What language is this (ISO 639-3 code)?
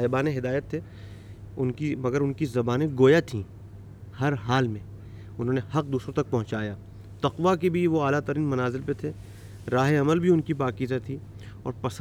urd